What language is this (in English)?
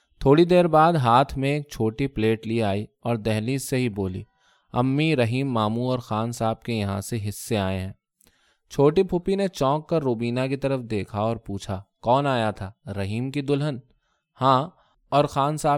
Urdu